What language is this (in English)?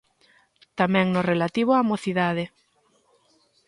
Galician